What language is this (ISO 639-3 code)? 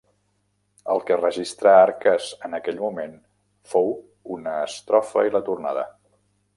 cat